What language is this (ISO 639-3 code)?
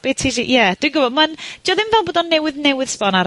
cym